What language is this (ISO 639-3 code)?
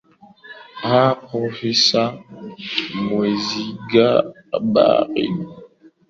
swa